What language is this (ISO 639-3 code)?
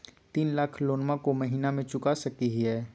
mag